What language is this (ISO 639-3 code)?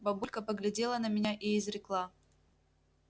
rus